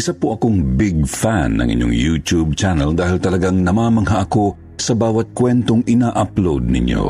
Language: Filipino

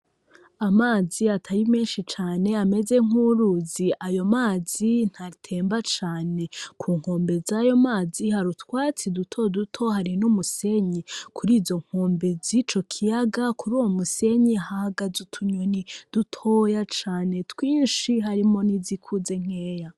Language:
Rundi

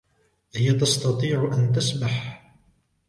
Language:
Arabic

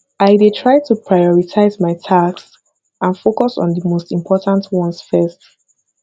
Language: Nigerian Pidgin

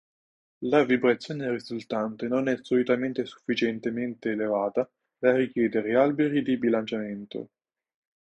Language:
Italian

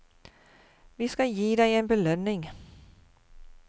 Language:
Norwegian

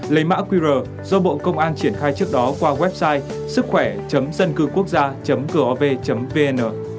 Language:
Vietnamese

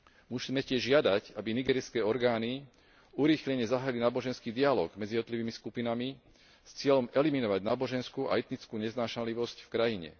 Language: Slovak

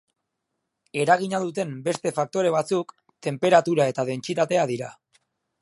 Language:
Basque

